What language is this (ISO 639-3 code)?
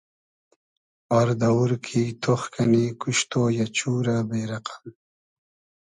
haz